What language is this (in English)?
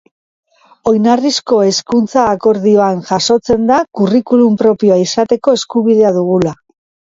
Basque